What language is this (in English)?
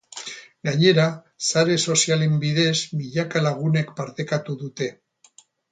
Basque